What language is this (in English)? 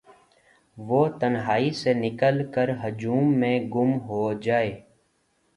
Urdu